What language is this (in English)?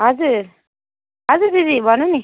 Nepali